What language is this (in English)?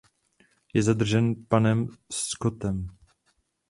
Czech